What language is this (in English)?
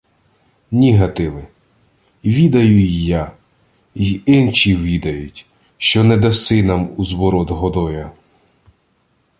Ukrainian